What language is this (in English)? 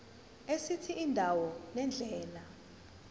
Zulu